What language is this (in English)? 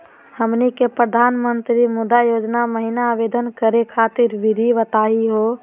Magahi